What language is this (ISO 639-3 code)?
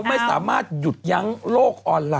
tha